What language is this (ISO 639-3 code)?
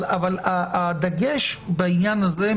heb